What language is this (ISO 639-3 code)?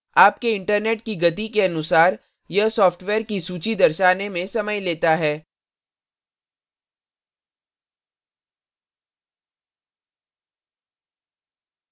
hin